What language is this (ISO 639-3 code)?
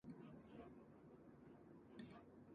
jpn